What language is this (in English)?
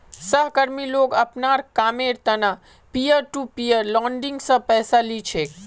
Magahi